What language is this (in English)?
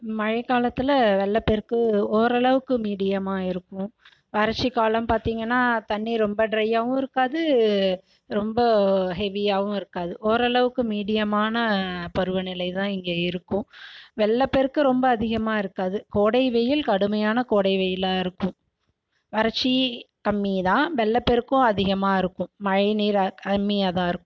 Tamil